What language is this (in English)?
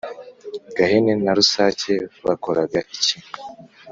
Kinyarwanda